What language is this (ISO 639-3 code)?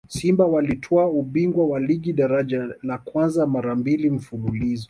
swa